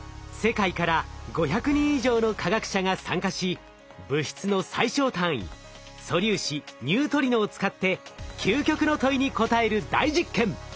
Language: Japanese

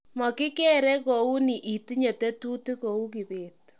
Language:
Kalenjin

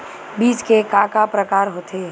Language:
Chhattisgarhi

